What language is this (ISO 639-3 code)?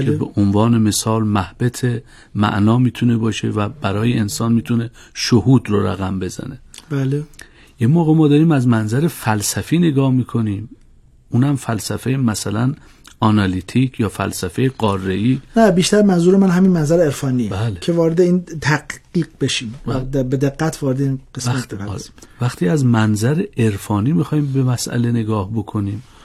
fas